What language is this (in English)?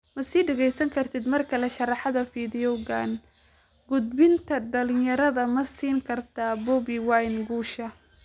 Somali